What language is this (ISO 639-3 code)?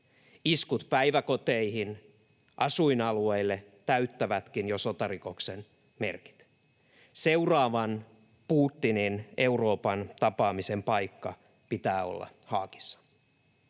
fin